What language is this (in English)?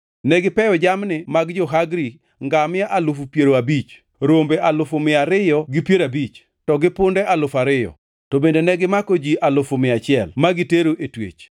Luo (Kenya and Tanzania)